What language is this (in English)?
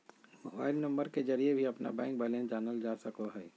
Magahi